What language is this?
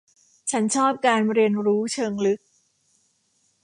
Thai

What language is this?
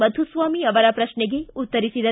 Kannada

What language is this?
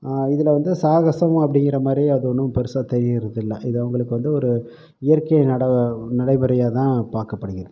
Tamil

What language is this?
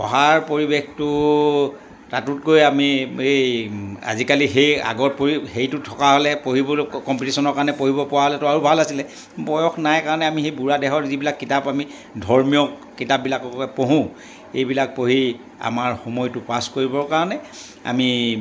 Assamese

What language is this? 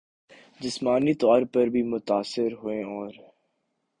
Urdu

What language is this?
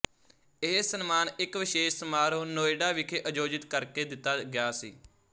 Punjabi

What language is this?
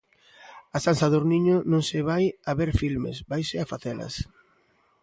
Galician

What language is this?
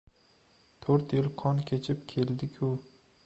Uzbek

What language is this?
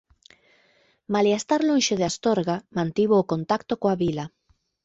Galician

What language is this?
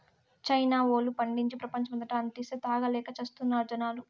Telugu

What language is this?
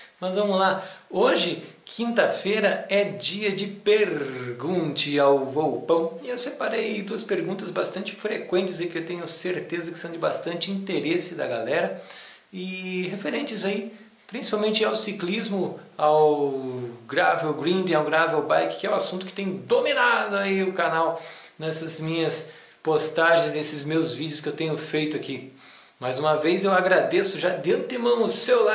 Portuguese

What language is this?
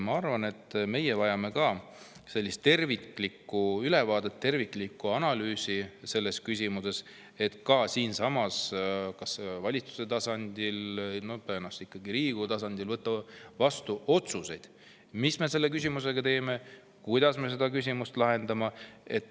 Estonian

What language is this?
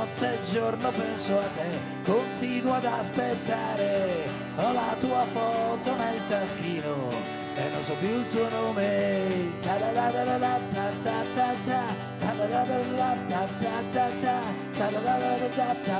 Italian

